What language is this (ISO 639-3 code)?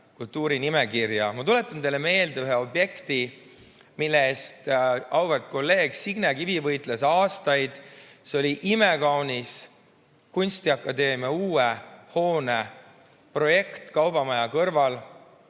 est